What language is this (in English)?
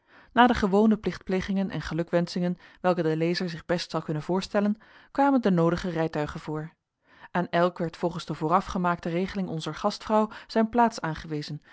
Dutch